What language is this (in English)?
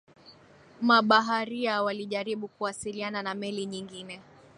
Swahili